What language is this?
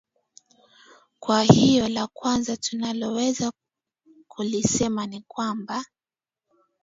Swahili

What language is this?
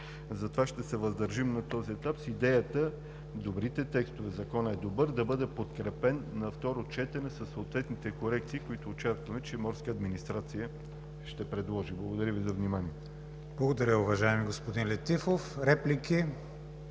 Bulgarian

